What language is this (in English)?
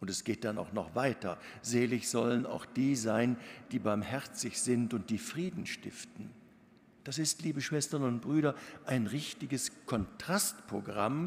German